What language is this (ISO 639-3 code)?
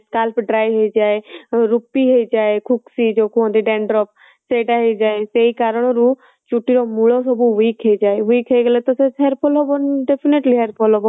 ori